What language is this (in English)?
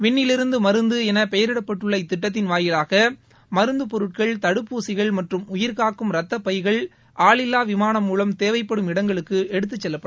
Tamil